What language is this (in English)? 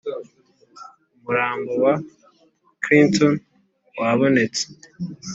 Kinyarwanda